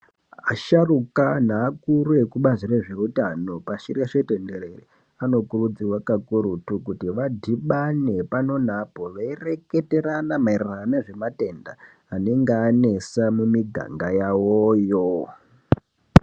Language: Ndau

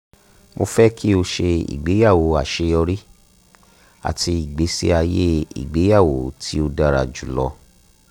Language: Yoruba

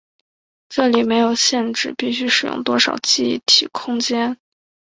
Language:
Chinese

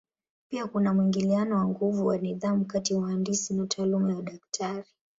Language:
Swahili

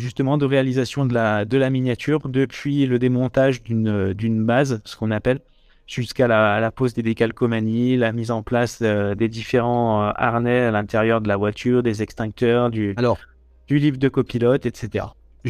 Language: French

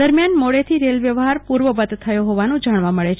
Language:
Gujarati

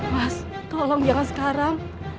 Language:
Indonesian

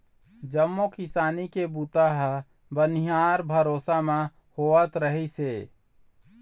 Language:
Chhattisgarhi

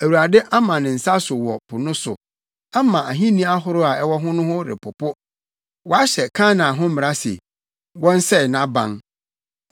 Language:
Akan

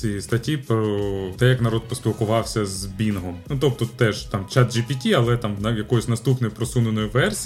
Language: Ukrainian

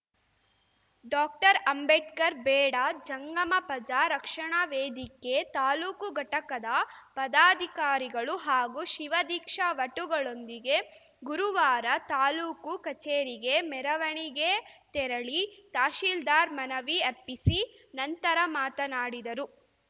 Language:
Kannada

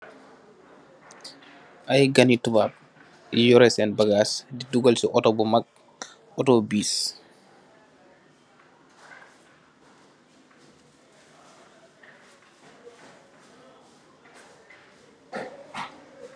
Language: Wolof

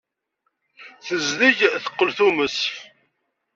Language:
Kabyle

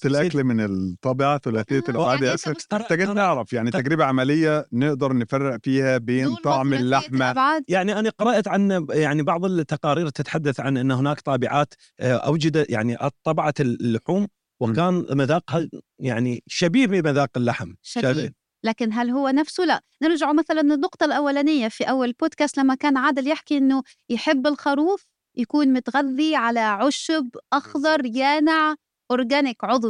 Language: Arabic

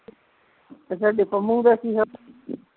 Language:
Punjabi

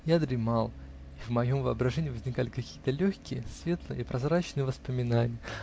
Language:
Russian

